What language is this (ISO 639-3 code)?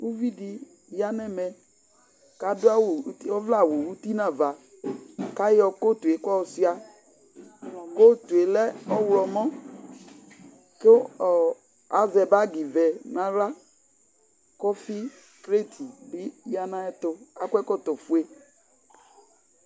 kpo